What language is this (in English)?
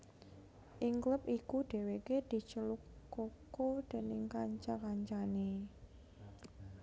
Javanese